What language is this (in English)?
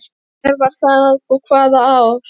Icelandic